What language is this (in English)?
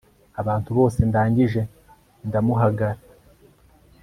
Kinyarwanda